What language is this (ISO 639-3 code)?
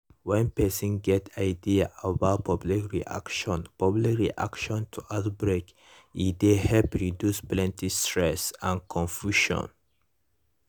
pcm